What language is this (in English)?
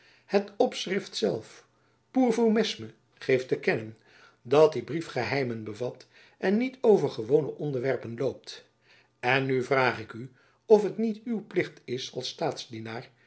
Dutch